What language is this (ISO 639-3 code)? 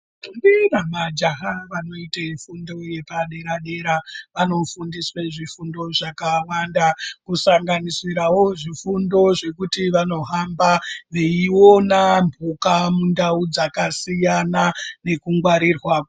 ndc